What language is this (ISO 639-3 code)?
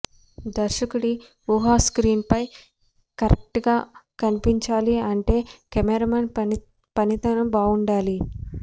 tel